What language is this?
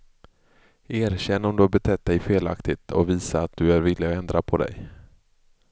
Swedish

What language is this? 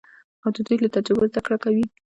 Pashto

